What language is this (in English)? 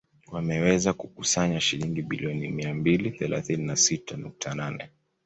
Swahili